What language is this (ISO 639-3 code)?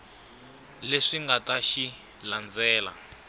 tso